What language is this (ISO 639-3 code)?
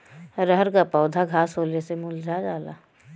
bho